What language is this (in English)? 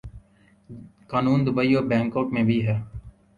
Urdu